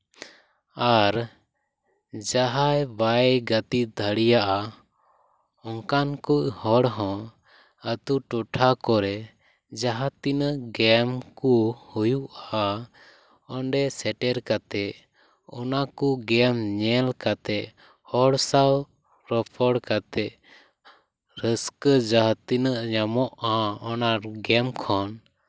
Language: Santali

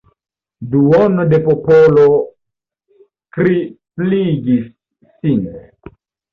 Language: Esperanto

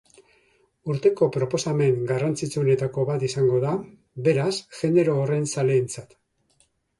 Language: Basque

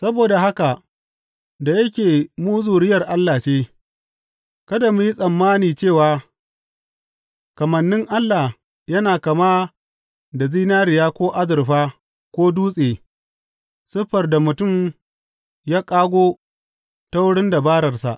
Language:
Hausa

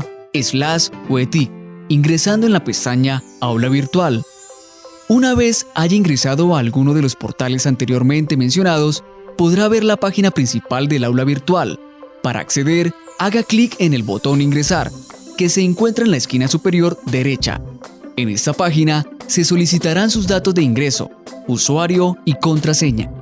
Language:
Spanish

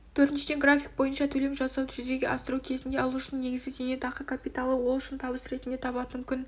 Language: Kazakh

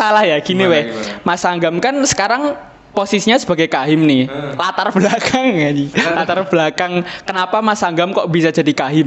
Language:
Indonesian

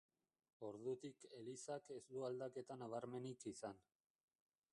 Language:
Basque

